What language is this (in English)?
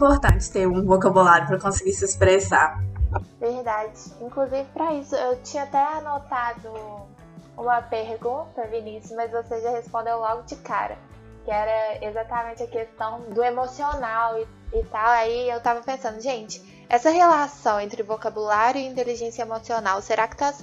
Portuguese